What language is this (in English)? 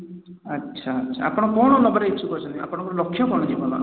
Odia